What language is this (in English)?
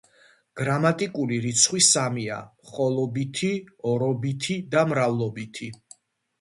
Georgian